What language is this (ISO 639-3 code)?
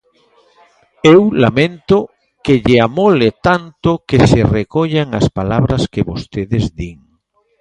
glg